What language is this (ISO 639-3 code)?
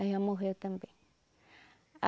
por